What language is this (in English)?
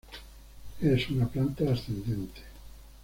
Spanish